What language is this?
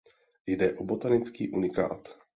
Czech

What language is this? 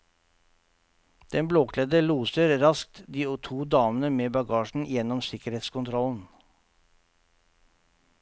Norwegian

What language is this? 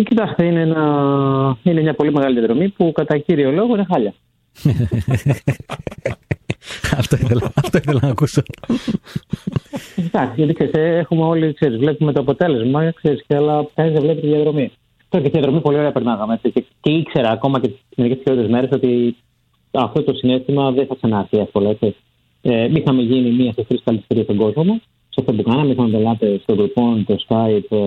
Greek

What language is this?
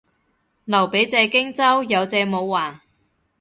Cantonese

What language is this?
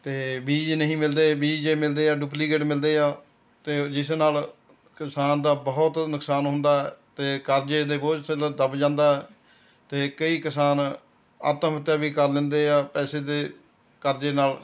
Punjabi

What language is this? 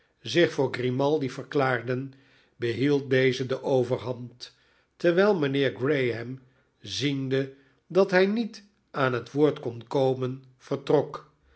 Dutch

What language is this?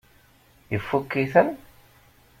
Kabyle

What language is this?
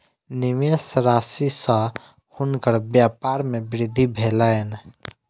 Maithili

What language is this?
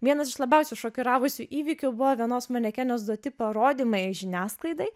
Lithuanian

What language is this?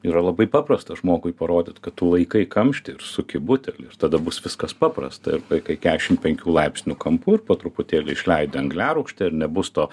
Lithuanian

